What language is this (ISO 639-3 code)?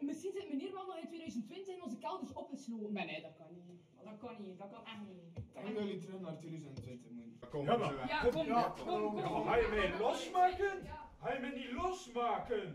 nld